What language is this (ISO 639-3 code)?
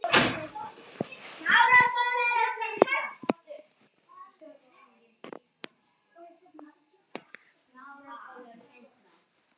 isl